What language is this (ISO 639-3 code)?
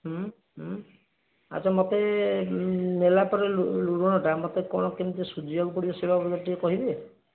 ori